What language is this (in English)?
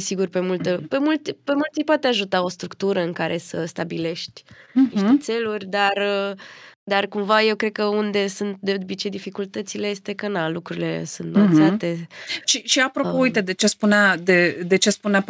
Romanian